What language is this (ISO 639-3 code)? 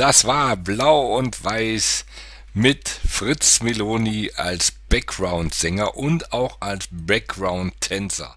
deu